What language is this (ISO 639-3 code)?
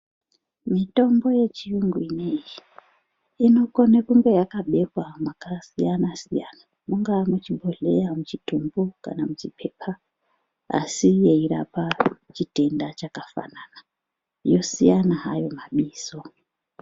ndc